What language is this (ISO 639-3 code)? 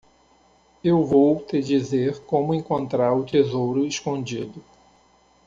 por